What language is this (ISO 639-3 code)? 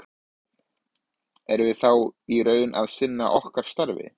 isl